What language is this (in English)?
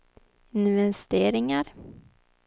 Swedish